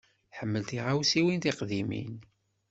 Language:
Kabyle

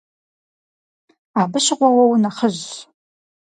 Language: Kabardian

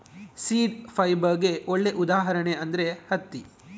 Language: Kannada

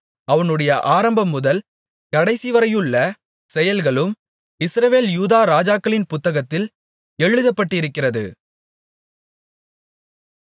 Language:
Tamil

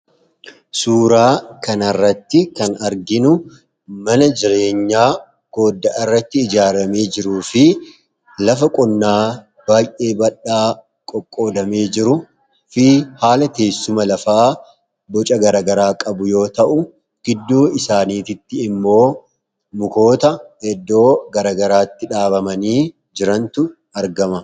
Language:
Oromo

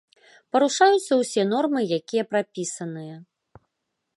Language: Belarusian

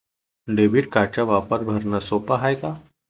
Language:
Marathi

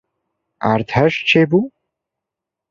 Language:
Kurdish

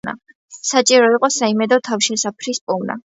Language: Georgian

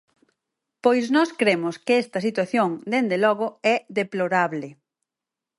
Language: Galician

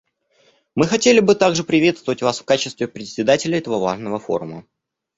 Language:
Russian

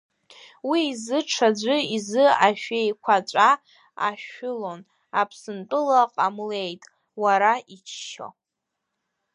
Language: Abkhazian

